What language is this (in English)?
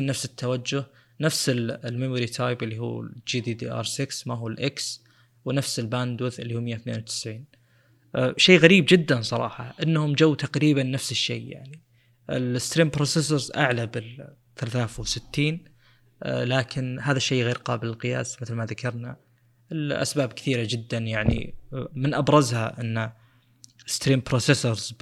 Arabic